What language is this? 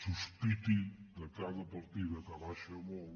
Catalan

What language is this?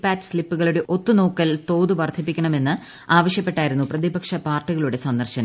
Malayalam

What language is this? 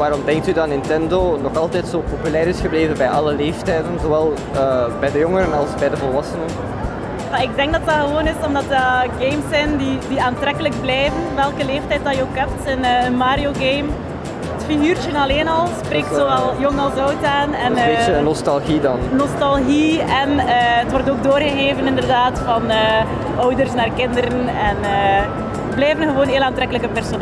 Dutch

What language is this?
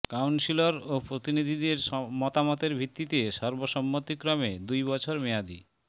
Bangla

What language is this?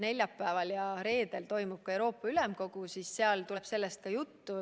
Estonian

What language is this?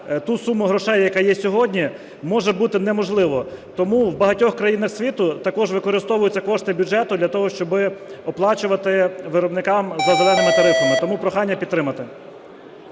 Ukrainian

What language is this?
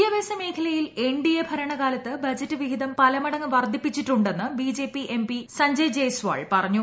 Malayalam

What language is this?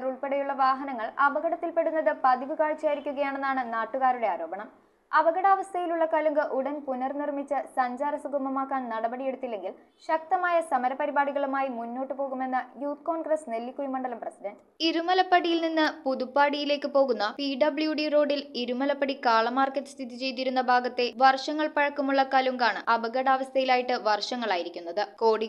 Malayalam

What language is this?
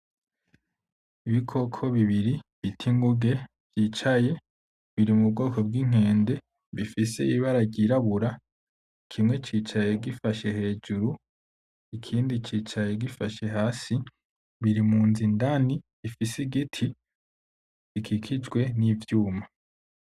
Rundi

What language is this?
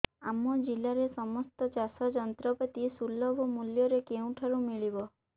Odia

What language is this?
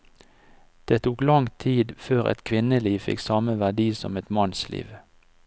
Norwegian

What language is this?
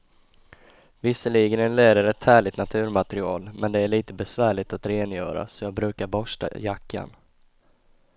Swedish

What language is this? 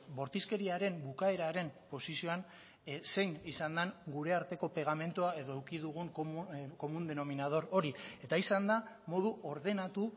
Basque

